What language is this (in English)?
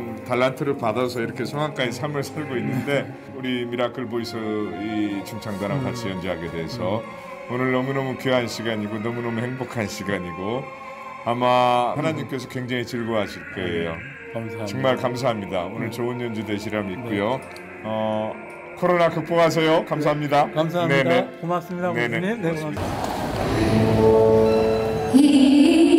Korean